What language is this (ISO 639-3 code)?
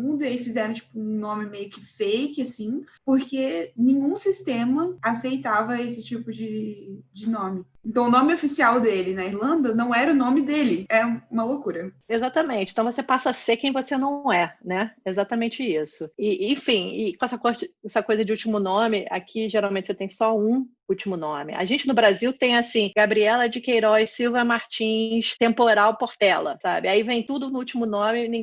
por